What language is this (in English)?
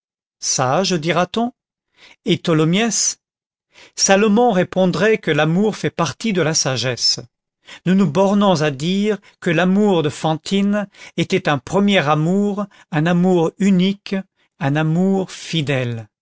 French